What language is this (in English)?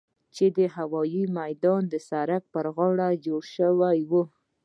Pashto